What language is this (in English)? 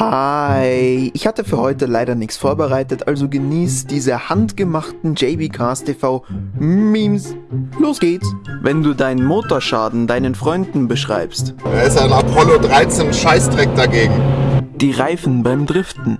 German